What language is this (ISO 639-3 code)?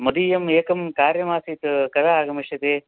san